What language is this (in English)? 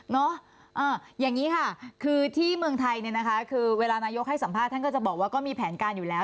Thai